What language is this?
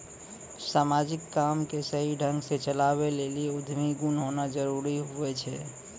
Maithili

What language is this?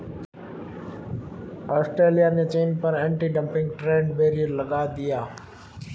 Hindi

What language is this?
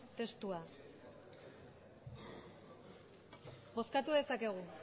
Basque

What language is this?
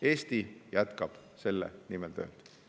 Estonian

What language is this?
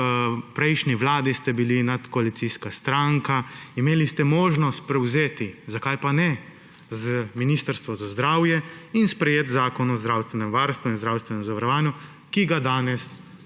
Slovenian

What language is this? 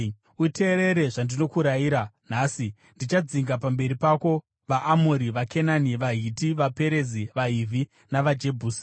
Shona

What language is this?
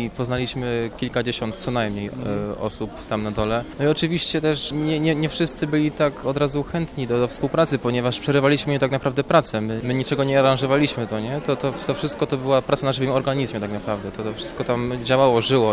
Polish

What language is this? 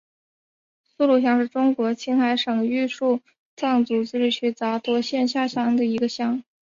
Chinese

